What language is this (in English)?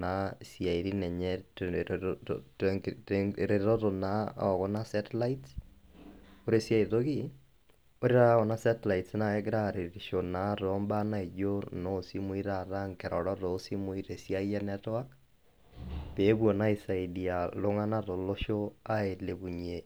Masai